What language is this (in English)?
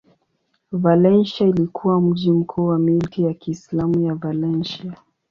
Swahili